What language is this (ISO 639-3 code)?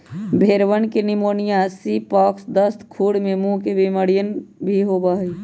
mag